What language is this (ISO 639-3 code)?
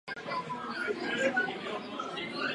ces